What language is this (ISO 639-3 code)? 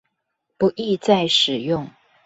zho